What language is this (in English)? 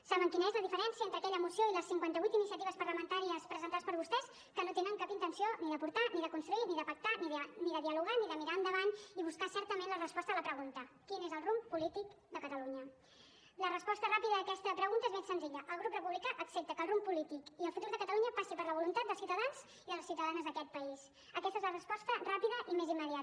Catalan